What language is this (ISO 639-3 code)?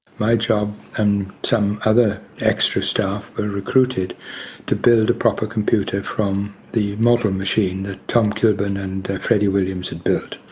eng